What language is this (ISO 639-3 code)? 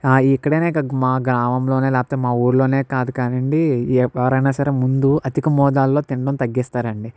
tel